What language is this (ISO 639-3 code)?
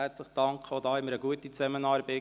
gsw